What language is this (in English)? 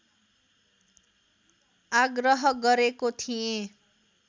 Nepali